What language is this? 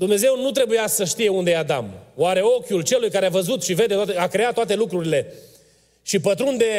Romanian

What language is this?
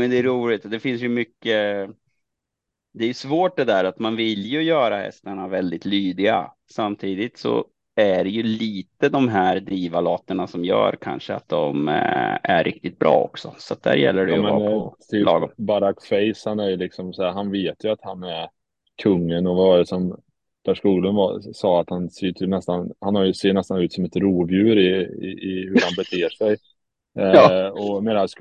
Swedish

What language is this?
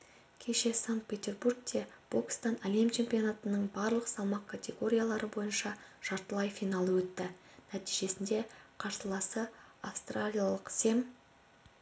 Kazakh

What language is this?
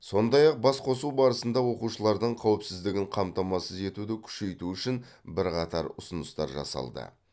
Kazakh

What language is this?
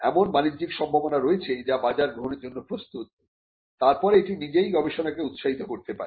Bangla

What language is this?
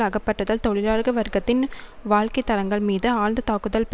Tamil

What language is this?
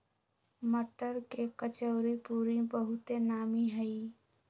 Magahi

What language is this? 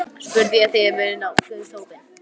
Icelandic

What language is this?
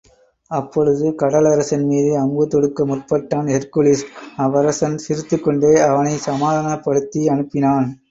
Tamil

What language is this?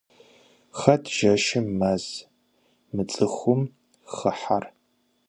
Kabardian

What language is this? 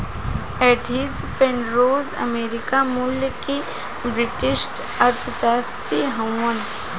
Bhojpuri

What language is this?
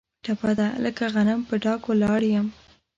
Pashto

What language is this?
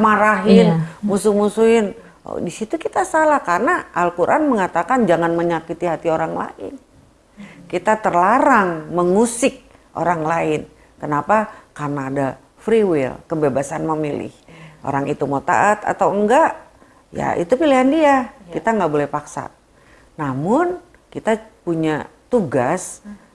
Indonesian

